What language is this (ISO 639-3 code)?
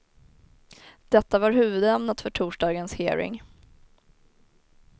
swe